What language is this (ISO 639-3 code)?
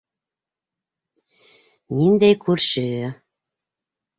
bak